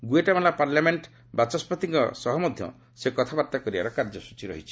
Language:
Odia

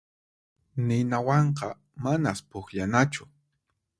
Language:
Puno Quechua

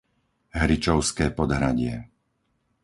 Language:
Slovak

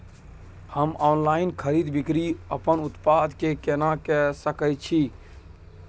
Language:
Maithili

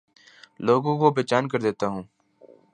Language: Urdu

